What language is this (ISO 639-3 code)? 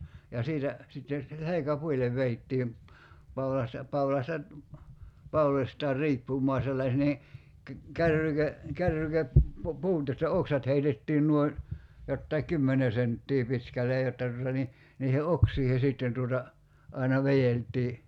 fin